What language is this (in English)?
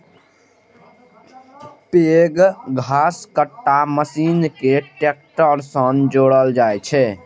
Maithili